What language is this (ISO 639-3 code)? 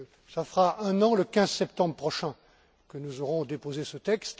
fra